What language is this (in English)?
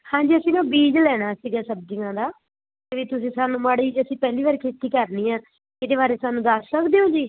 Punjabi